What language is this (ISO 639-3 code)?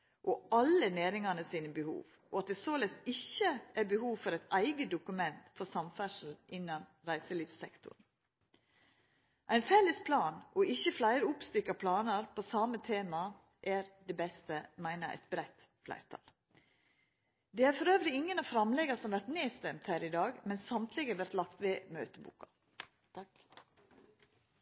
nno